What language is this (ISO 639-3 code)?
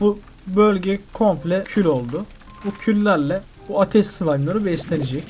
tur